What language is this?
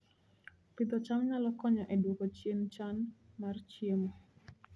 Luo (Kenya and Tanzania)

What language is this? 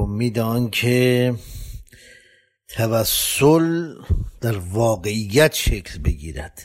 Persian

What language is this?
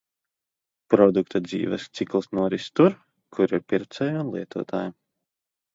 Latvian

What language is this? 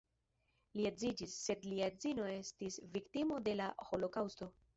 Esperanto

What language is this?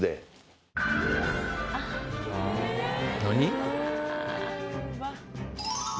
Japanese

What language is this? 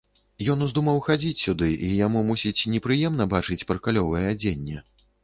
Belarusian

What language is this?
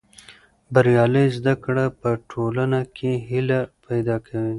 Pashto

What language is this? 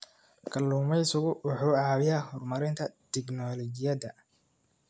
Somali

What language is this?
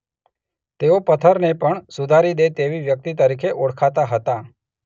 Gujarati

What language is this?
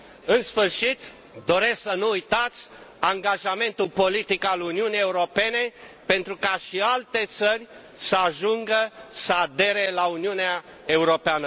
Romanian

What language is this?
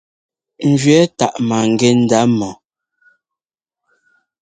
Ngomba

